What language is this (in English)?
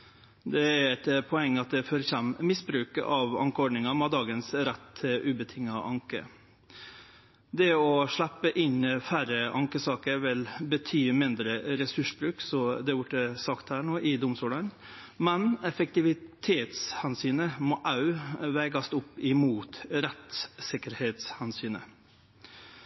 Norwegian Nynorsk